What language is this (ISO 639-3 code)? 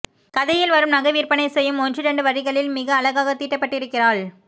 tam